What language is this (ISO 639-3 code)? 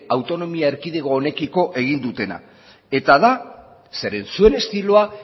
eus